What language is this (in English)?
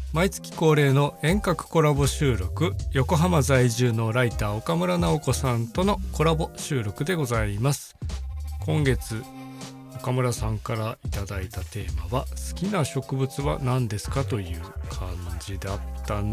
Japanese